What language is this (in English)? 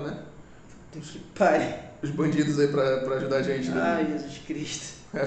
Portuguese